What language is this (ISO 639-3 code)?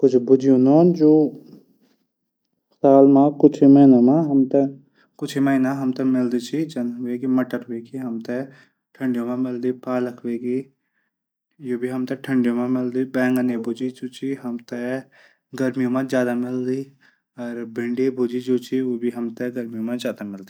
gbm